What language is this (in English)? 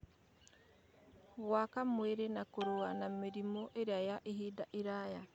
Kikuyu